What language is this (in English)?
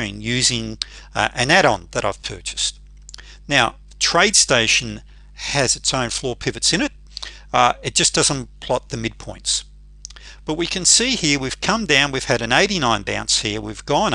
English